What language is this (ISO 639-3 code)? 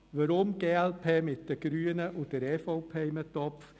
gsw